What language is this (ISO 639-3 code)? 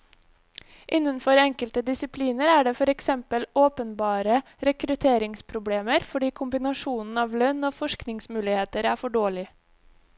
nor